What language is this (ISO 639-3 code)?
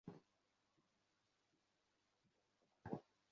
ben